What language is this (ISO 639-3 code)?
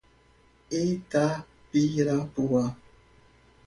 por